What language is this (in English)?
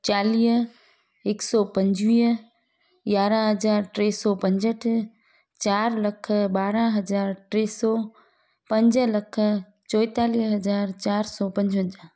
Sindhi